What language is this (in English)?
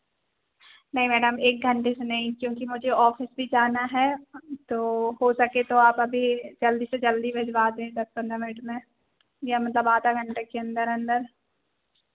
Hindi